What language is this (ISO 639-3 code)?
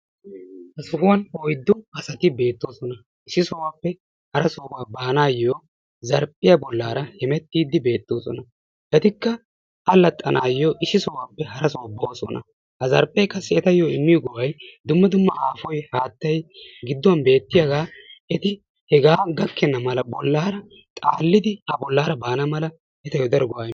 wal